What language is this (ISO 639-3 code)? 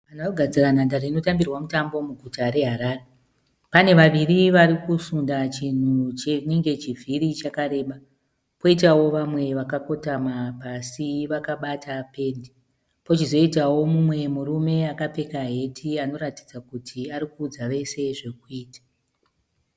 sna